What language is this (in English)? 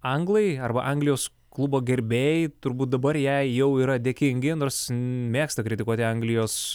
Lithuanian